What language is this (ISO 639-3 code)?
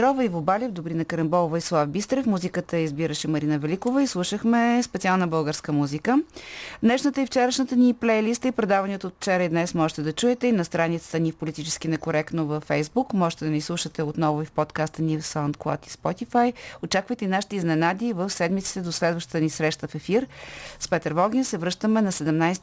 bul